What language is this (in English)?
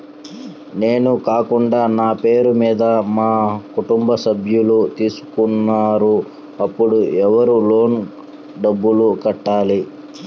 Telugu